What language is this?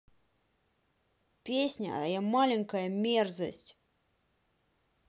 Russian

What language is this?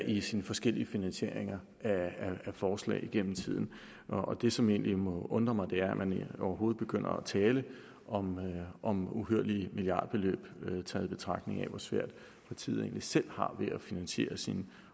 Danish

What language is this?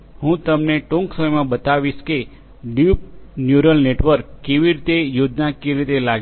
Gujarati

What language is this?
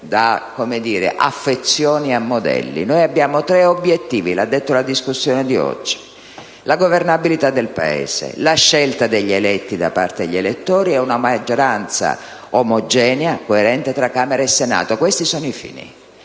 Italian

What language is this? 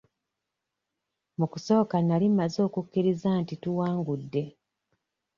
Ganda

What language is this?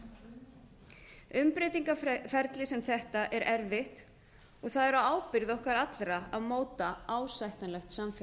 Icelandic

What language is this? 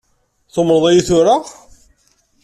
Kabyle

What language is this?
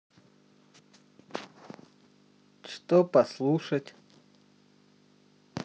Russian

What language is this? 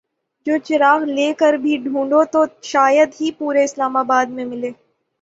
Urdu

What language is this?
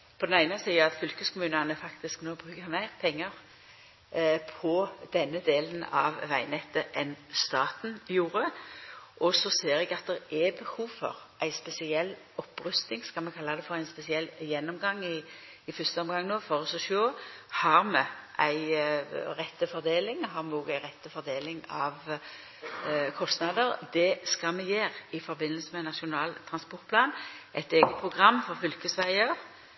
Norwegian Nynorsk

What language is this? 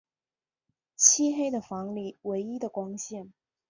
Chinese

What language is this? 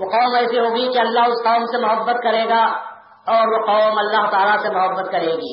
Urdu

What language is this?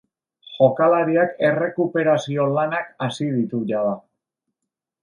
Basque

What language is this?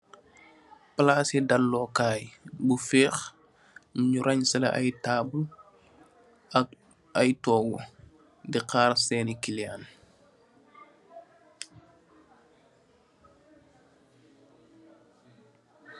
Wolof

